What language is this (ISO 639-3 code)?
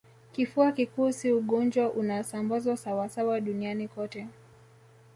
swa